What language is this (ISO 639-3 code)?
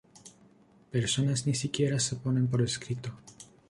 spa